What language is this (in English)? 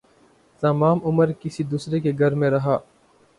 Urdu